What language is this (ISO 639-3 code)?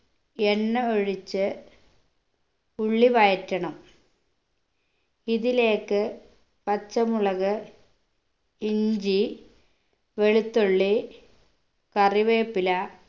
mal